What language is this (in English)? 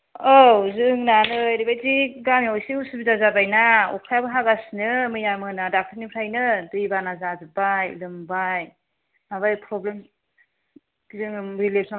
Bodo